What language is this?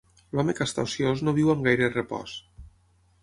Catalan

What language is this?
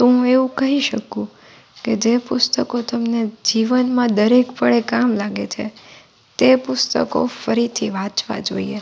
Gujarati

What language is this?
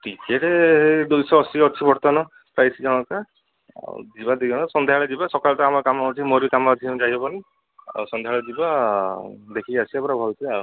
Odia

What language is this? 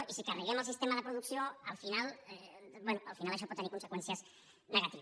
Catalan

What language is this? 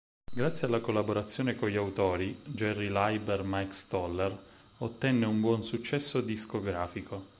Italian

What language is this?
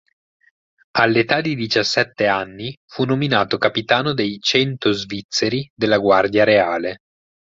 Italian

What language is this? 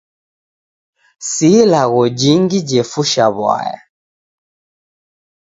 Taita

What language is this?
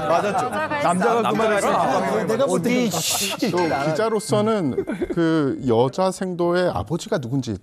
Korean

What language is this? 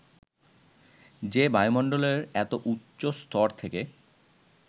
Bangla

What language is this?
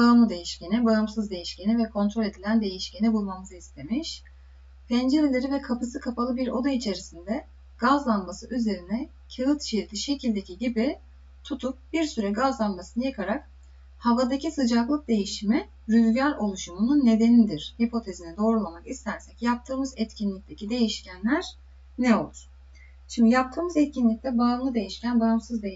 Turkish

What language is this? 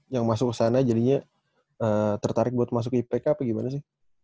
Indonesian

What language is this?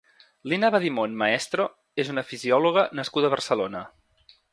Catalan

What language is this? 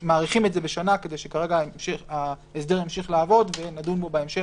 Hebrew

